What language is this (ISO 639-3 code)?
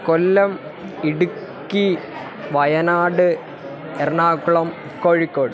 san